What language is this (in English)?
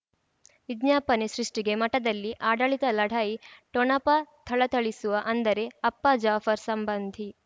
Kannada